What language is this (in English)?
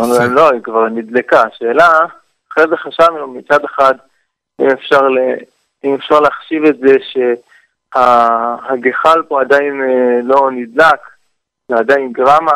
Hebrew